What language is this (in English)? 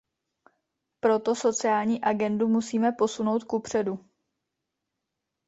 Czech